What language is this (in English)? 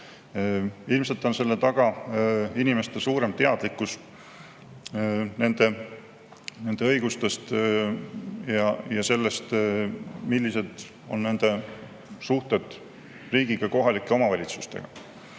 Estonian